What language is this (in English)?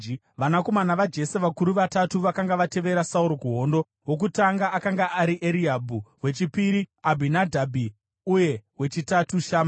Shona